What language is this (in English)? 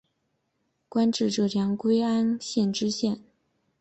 Chinese